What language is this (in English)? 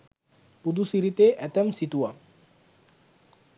Sinhala